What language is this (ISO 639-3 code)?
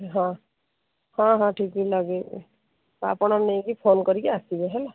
ori